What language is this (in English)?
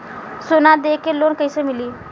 Bhojpuri